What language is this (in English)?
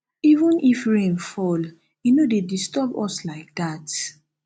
Nigerian Pidgin